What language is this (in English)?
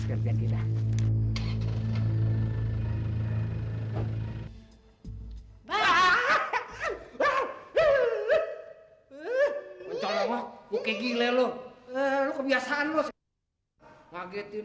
Indonesian